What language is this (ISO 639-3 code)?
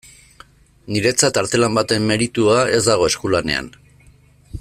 eus